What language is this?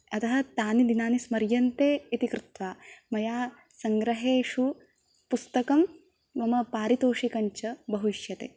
Sanskrit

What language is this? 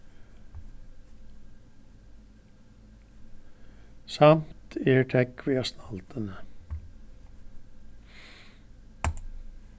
Faroese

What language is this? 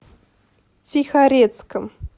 Russian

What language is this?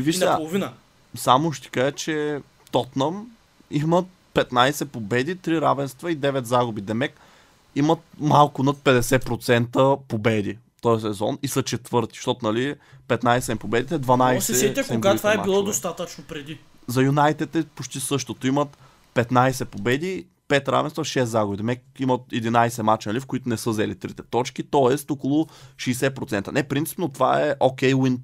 Bulgarian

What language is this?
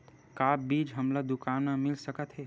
Chhattisgarhi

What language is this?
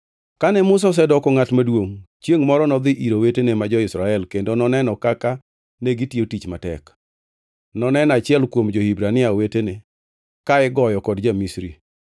Luo (Kenya and Tanzania)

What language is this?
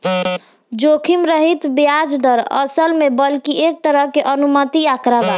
Bhojpuri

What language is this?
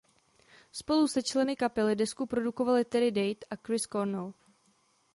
Czech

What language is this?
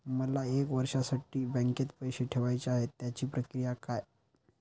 Marathi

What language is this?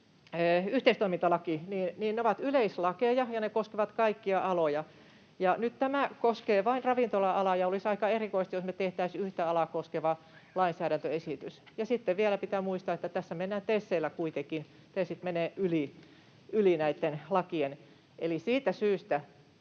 Finnish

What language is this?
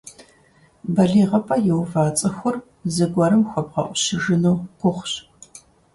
Kabardian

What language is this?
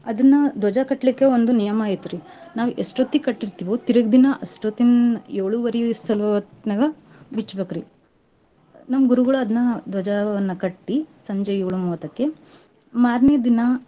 Kannada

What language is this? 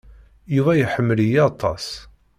Kabyle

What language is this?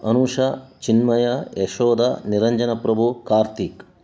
Kannada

